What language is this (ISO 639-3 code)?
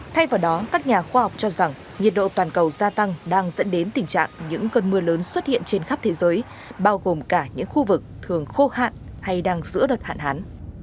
vie